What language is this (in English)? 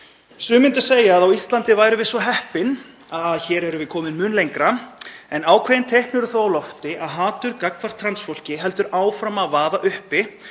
Icelandic